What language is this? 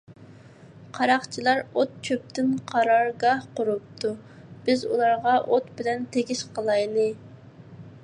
Uyghur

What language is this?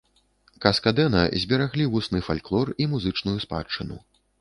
Belarusian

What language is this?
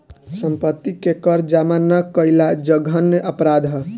Bhojpuri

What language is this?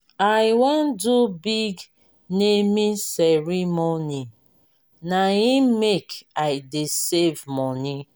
Nigerian Pidgin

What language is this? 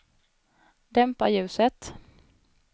Swedish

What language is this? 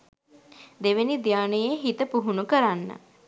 Sinhala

